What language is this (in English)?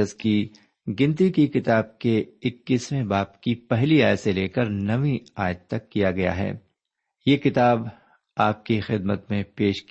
Urdu